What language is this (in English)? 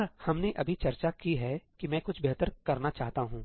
Hindi